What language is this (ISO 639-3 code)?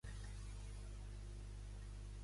cat